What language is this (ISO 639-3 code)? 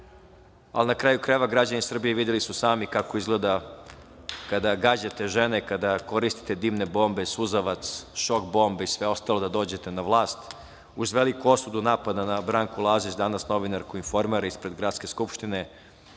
srp